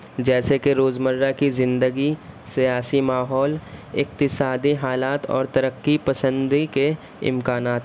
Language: Urdu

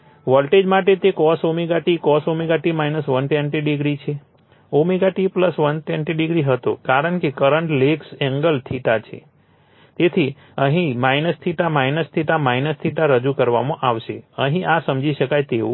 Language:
Gujarati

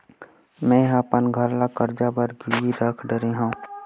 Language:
Chhattisgarhi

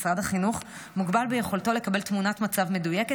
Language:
Hebrew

